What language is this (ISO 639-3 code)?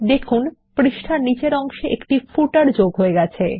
ben